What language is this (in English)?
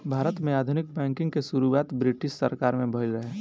Bhojpuri